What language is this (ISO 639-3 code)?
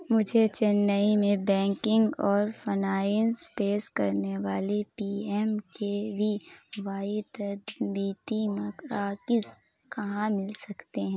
urd